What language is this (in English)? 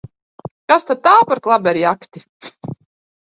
Latvian